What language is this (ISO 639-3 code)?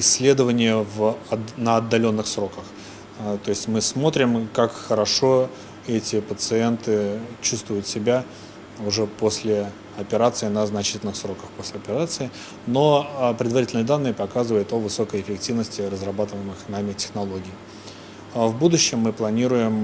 rus